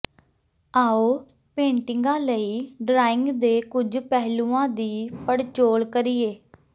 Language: Punjabi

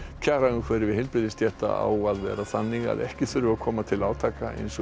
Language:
Icelandic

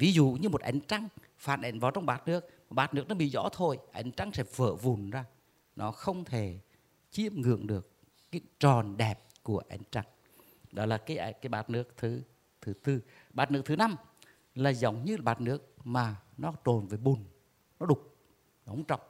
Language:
Vietnamese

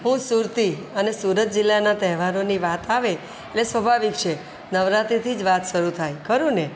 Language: Gujarati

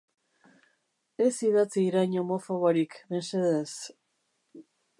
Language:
Basque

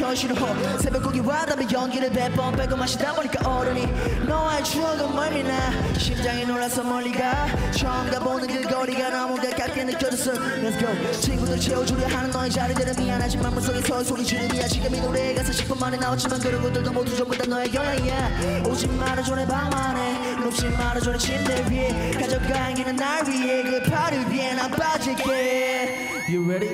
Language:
Korean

